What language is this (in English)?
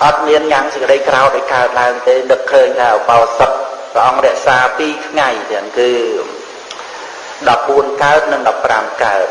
Khmer